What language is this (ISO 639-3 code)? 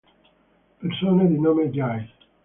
ita